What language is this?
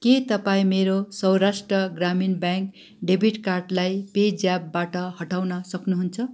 Nepali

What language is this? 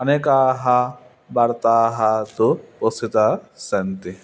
Sanskrit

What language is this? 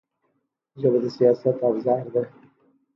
Pashto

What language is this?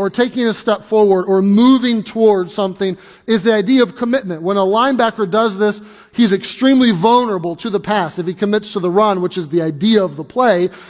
English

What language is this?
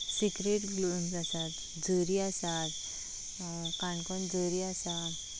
Konkani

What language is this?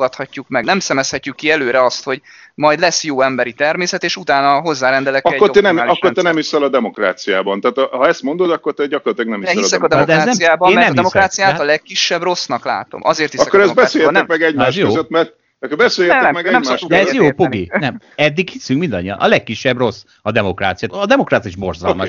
Hungarian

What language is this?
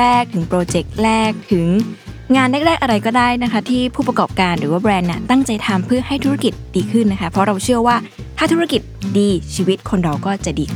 Thai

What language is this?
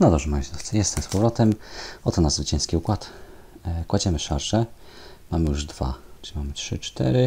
Polish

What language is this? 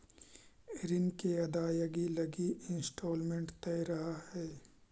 Magahi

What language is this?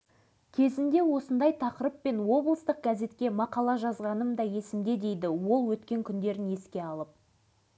Kazakh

